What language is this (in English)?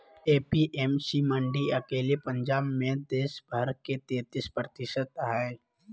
Magahi